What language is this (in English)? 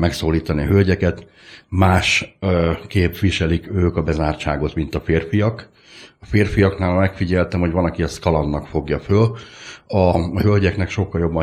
Hungarian